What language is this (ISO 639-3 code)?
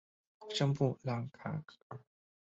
zho